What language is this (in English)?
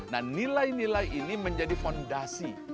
Indonesian